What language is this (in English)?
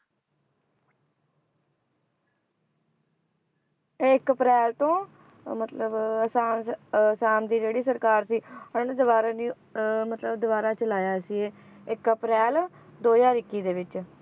Punjabi